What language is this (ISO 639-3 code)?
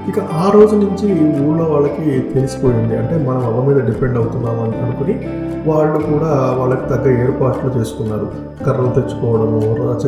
tel